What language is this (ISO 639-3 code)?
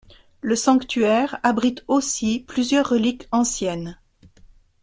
fra